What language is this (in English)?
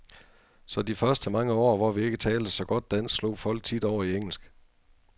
Danish